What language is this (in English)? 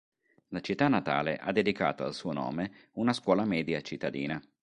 Italian